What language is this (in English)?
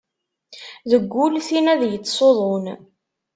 Kabyle